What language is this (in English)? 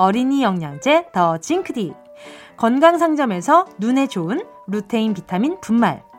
Korean